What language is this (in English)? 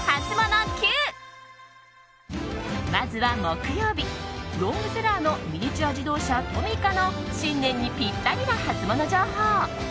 Japanese